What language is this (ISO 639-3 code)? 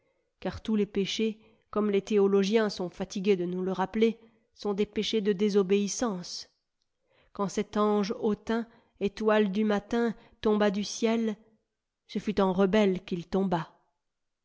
fra